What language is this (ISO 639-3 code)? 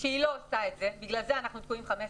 heb